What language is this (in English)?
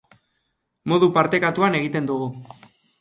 Basque